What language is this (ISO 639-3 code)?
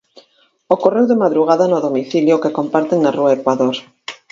glg